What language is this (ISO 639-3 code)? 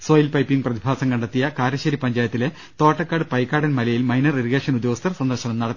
mal